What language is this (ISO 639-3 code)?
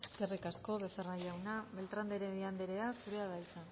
eus